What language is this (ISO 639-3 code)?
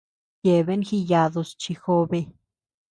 cux